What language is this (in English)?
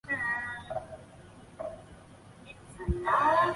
Chinese